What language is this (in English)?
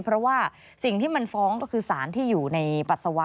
Thai